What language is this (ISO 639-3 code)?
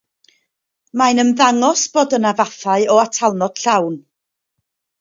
cym